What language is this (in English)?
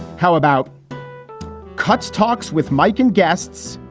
English